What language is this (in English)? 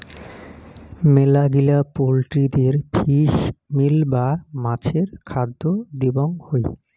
Bangla